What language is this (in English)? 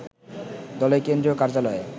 Bangla